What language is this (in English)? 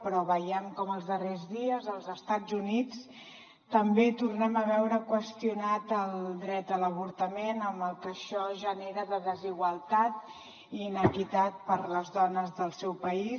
Catalan